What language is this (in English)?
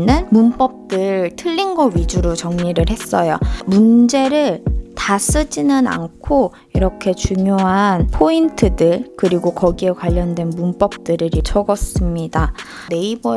Korean